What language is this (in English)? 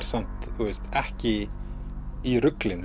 Icelandic